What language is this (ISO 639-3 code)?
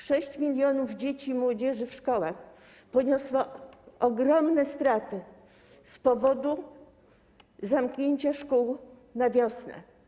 pol